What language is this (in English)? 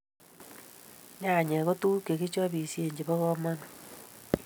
Kalenjin